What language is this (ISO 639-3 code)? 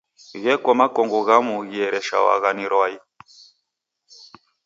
dav